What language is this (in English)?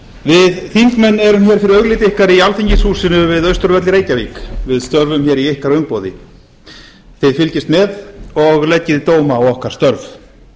Icelandic